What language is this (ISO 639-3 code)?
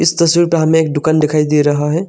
hin